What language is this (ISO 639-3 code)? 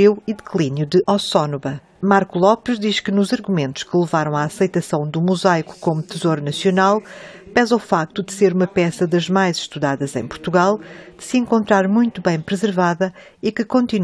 por